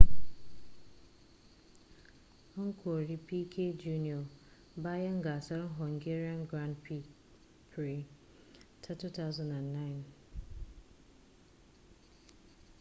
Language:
Hausa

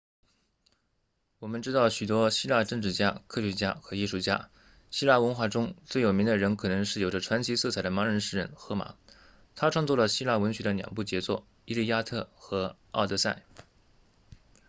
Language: Chinese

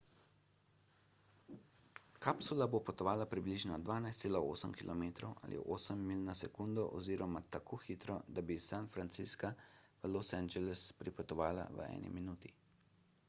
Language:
Slovenian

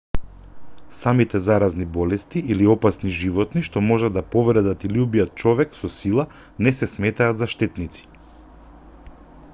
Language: Macedonian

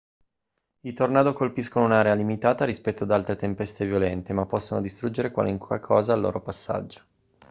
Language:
Italian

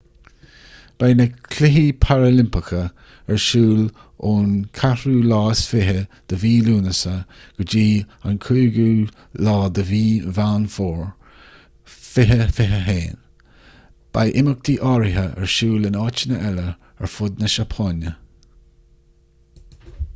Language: Irish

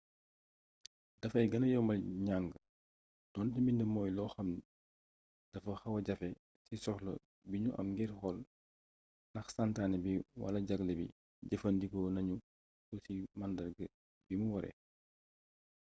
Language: Wolof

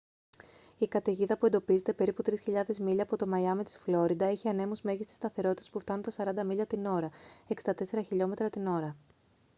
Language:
Greek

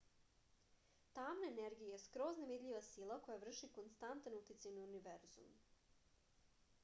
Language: Serbian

